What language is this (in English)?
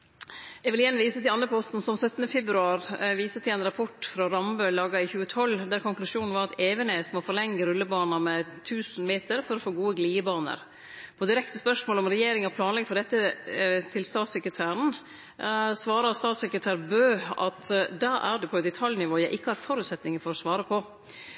Norwegian